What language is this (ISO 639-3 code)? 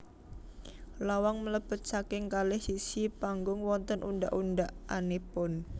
jav